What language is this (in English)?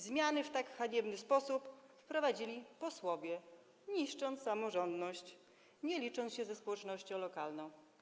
Polish